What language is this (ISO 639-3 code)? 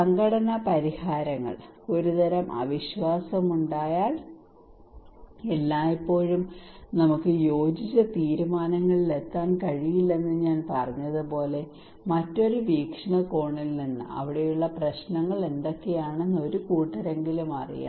mal